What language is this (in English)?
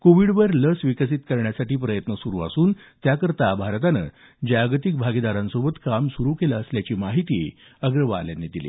Marathi